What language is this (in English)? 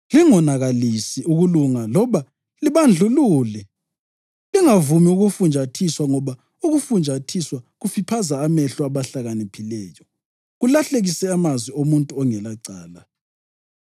North Ndebele